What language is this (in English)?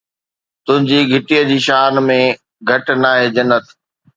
Sindhi